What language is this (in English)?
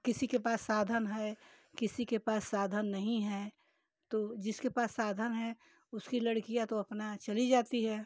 Hindi